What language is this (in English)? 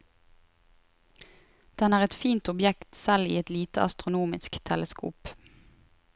Norwegian